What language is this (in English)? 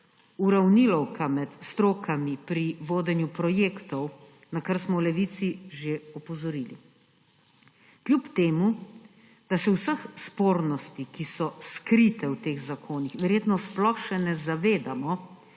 Slovenian